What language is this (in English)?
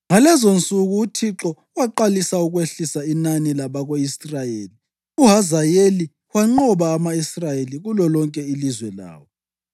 North Ndebele